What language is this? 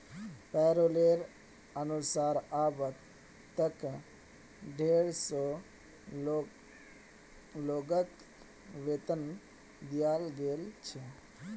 Magahi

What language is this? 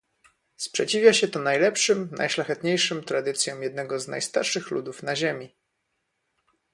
Polish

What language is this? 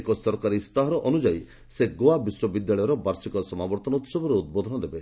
Odia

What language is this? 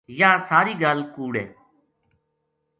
Gujari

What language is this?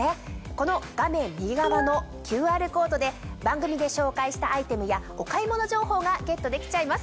Japanese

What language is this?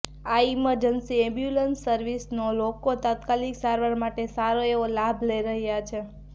Gujarati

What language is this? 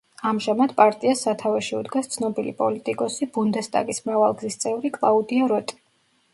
Georgian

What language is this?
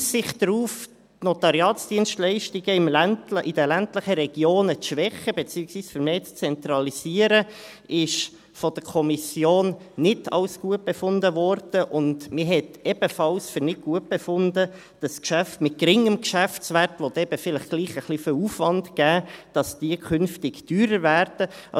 Swiss German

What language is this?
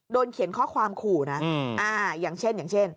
Thai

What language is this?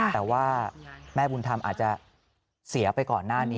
Thai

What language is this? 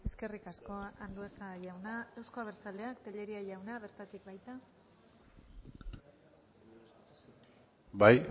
Basque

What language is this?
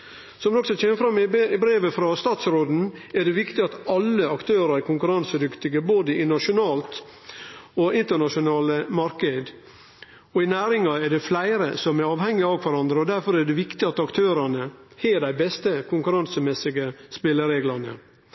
Norwegian Nynorsk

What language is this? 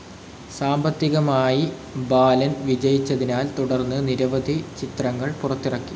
Malayalam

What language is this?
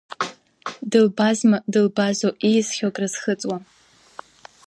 Abkhazian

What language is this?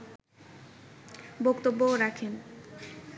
Bangla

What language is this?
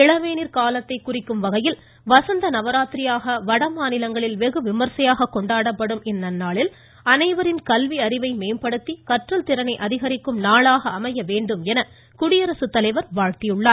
Tamil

